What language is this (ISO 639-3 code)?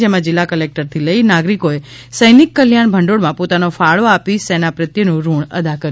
guj